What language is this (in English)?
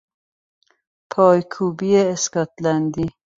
Persian